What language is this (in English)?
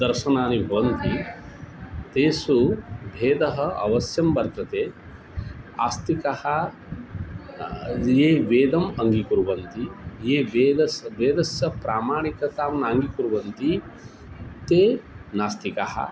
Sanskrit